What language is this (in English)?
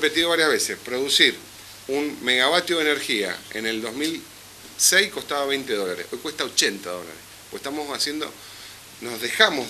Spanish